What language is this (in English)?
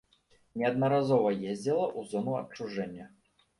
Belarusian